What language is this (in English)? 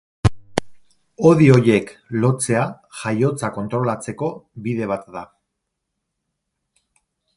Basque